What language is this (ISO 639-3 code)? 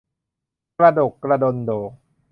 tha